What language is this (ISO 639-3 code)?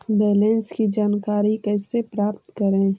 mag